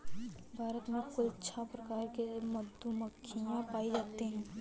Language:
Hindi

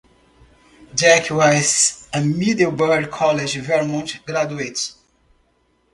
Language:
English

